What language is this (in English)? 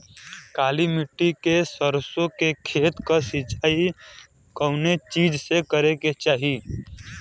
Bhojpuri